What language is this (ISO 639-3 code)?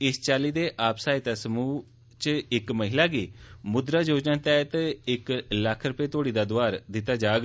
doi